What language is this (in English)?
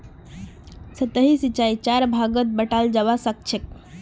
Magahi